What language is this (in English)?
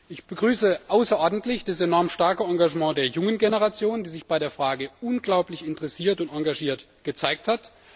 German